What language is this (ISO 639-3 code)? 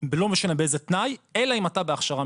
heb